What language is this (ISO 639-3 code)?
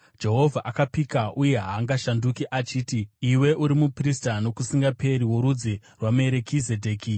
sna